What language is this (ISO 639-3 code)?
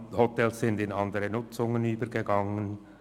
gsw